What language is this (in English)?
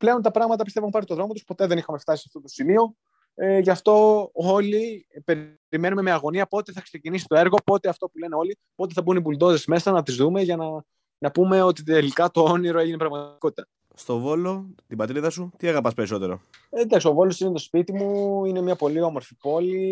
Greek